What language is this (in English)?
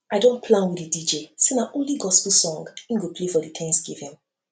Nigerian Pidgin